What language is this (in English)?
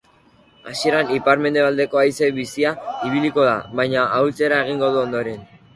Basque